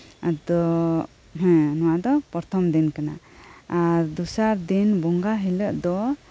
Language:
Santali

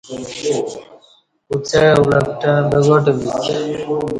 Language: Kati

